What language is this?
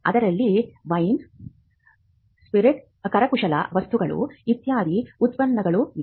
Kannada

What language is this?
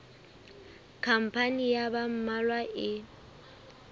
Southern Sotho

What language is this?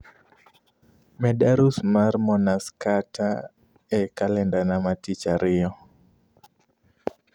Luo (Kenya and Tanzania)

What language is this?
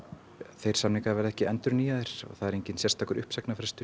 Icelandic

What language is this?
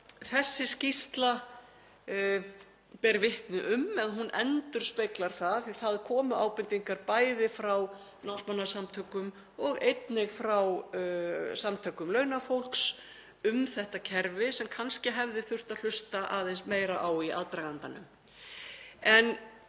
Icelandic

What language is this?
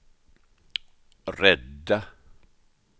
Swedish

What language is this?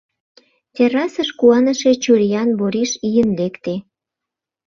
Mari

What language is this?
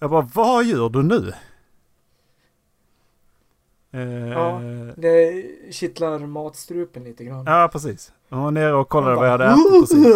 Swedish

